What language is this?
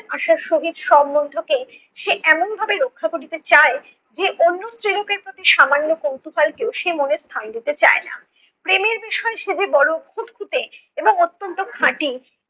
Bangla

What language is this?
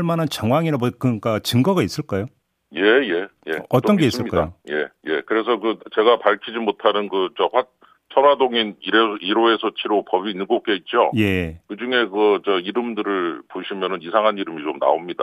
Korean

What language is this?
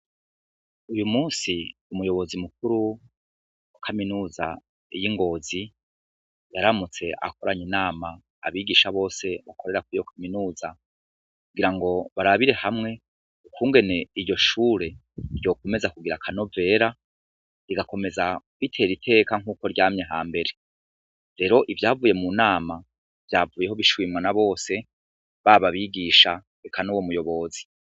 Rundi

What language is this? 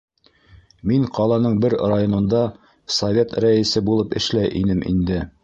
Bashkir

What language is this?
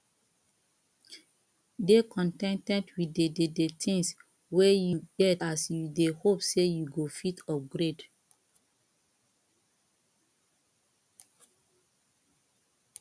Nigerian Pidgin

